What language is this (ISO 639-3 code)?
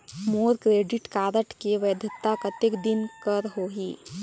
hne